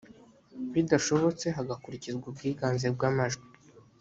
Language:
Kinyarwanda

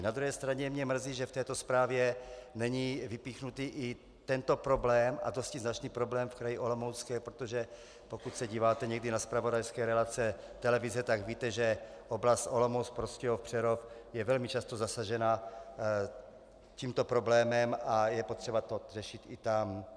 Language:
Czech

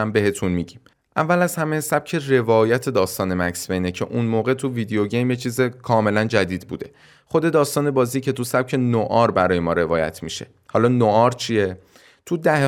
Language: Persian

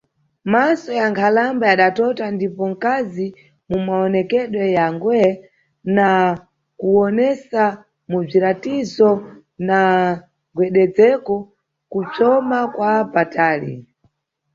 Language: Nyungwe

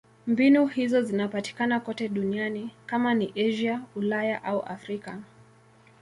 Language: Swahili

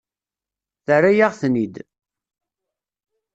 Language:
Kabyle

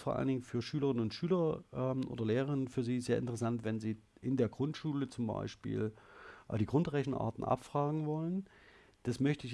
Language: German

